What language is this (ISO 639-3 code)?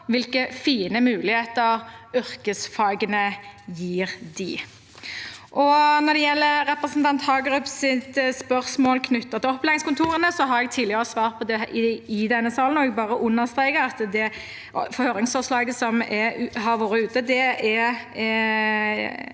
nor